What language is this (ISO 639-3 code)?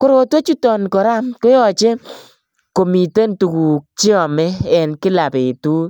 kln